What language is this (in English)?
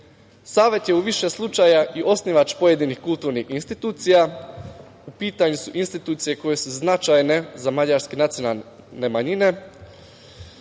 Serbian